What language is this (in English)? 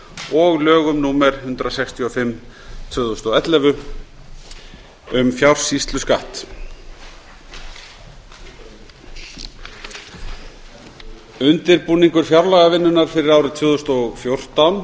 Icelandic